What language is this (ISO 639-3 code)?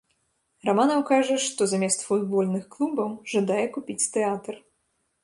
bel